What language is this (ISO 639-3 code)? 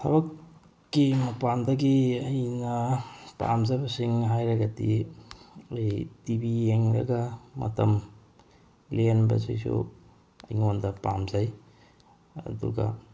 mni